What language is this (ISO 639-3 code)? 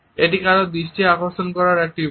ben